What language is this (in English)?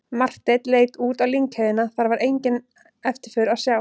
Icelandic